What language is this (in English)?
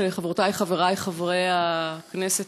Hebrew